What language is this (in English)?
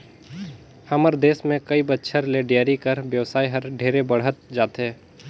Chhattisgarhi